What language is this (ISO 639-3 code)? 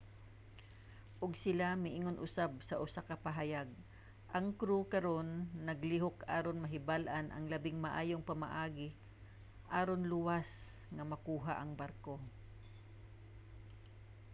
ceb